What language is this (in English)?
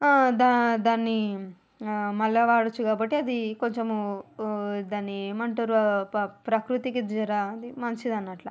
Telugu